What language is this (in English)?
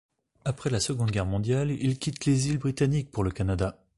French